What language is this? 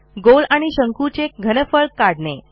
Marathi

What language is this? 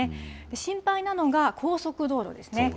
Japanese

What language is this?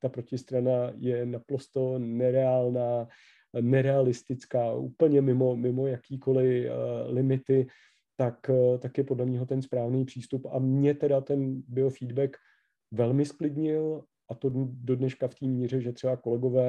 Czech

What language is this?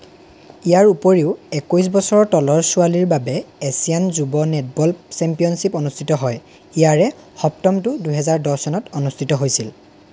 Assamese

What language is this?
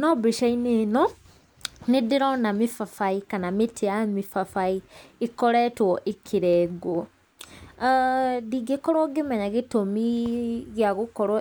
Kikuyu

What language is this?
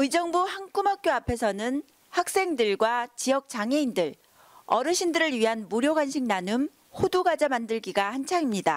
Korean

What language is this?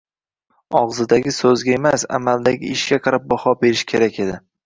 Uzbek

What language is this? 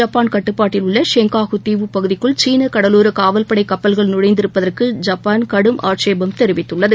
Tamil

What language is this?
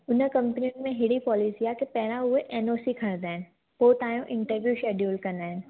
Sindhi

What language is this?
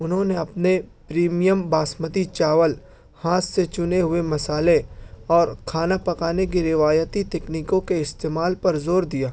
Urdu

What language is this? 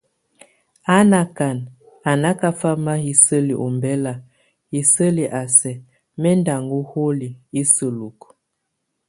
Tunen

